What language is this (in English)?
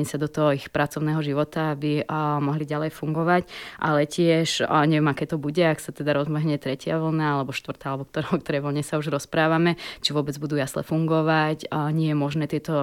Slovak